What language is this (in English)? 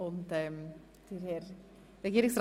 Swiss German